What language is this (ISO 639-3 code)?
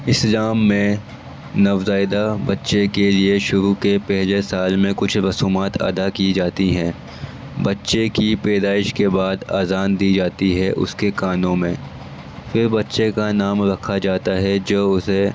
urd